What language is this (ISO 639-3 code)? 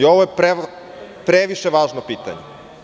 srp